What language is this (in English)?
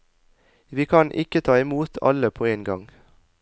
Norwegian